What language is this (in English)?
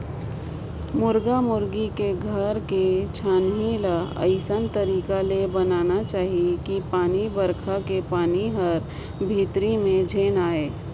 Chhattisgarhi